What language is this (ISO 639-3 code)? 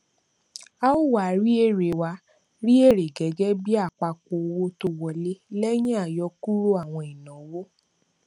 yor